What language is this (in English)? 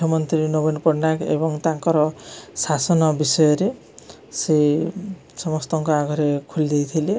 Odia